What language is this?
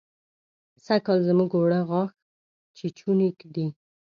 Pashto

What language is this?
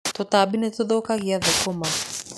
Kikuyu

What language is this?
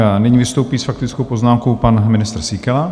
Czech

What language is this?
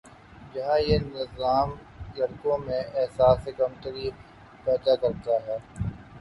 Urdu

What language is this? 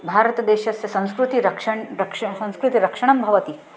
Sanskrit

